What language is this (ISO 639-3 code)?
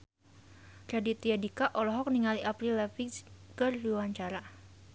sun